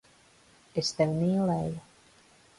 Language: Latvian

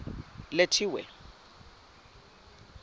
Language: Zulu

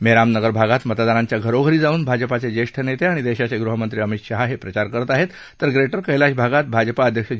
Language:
Marathi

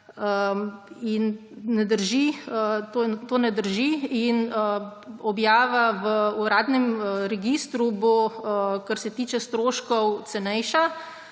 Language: Slovenian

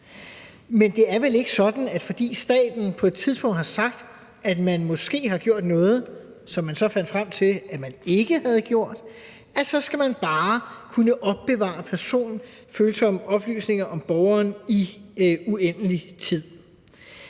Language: Danish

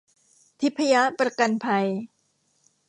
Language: Thai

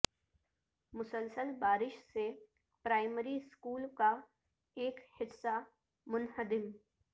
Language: Urdu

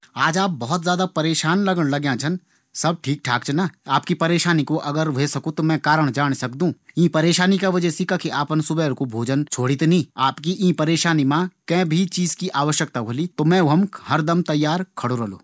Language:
Garhwali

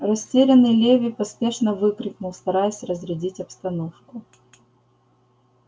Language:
Russian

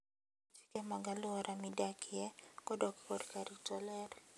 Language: Luo (Kenya and Tanzania)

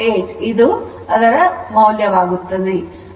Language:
Kannada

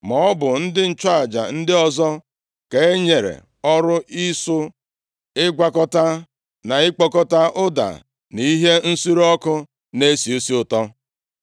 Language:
Igbo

